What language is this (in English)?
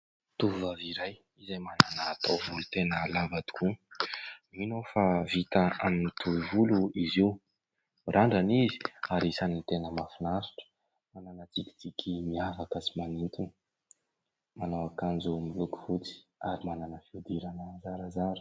Malagasy